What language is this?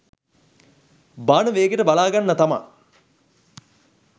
Sinhala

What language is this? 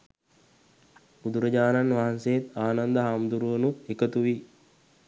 Sinhala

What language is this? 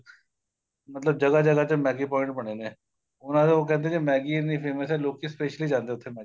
Punjabi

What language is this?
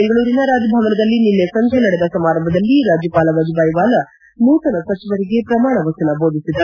Kannada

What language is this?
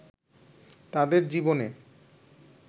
Bangla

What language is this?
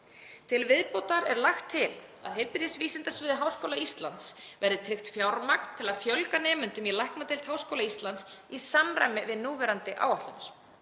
Icelandic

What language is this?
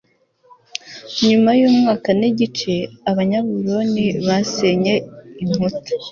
Kinyarwanda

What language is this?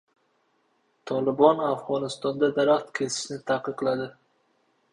Uzbek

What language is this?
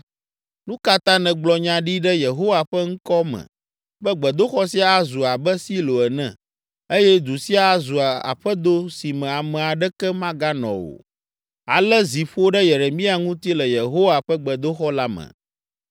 Ewe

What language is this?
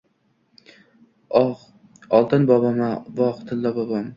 Uzbek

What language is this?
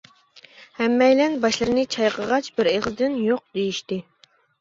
Uyghur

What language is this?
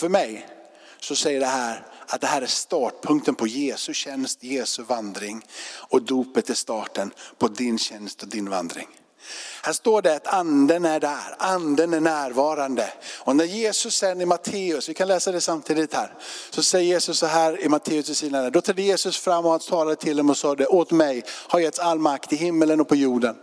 Swedish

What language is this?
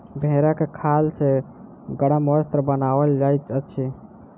Maithili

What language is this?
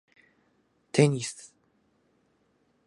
Japanese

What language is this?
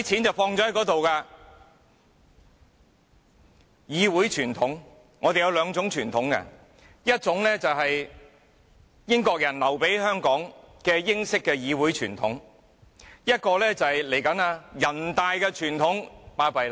Cantonese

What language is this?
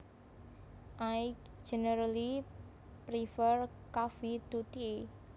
Javanese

